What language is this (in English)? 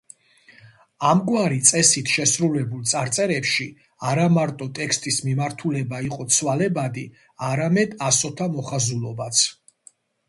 Georgian